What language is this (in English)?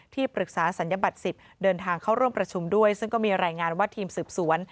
Thai